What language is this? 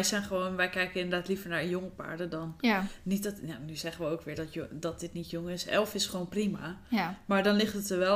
Dutch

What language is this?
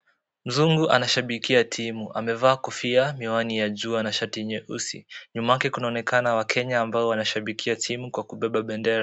Swahili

